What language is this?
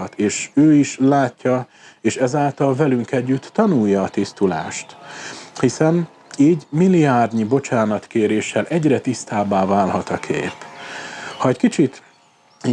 Hungarian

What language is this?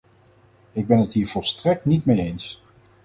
Dutch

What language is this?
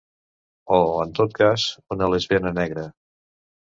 Catalan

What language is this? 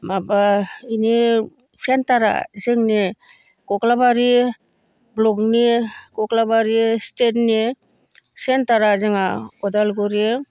Bodo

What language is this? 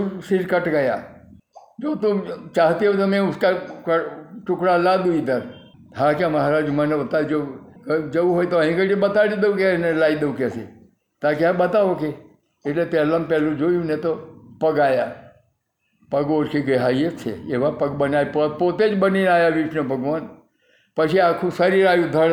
Gujarati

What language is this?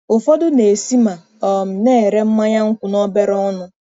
Igbo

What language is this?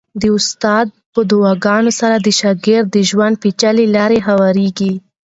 Pashto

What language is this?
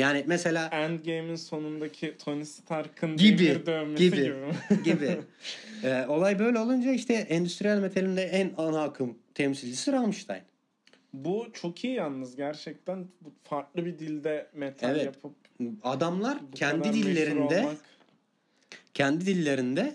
Turkish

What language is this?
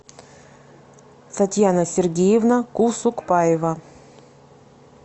Russian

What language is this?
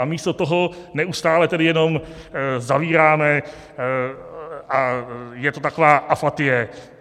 Czech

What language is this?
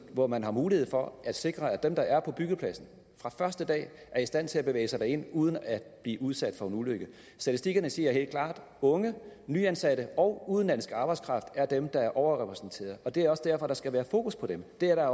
Danish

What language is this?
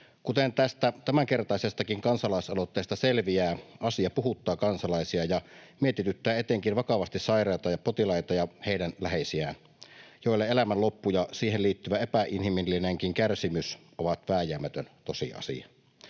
Finnish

